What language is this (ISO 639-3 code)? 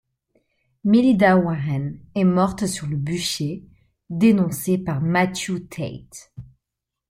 fra